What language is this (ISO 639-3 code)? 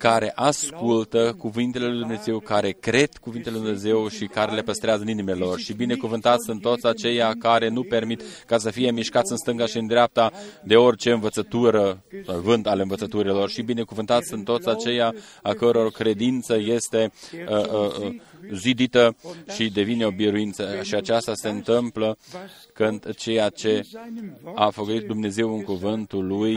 ron